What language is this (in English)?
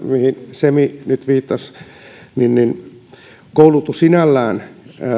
Finnish